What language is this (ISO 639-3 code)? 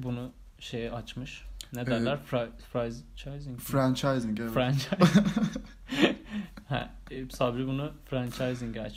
tur